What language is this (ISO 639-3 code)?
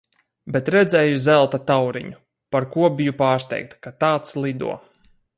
lav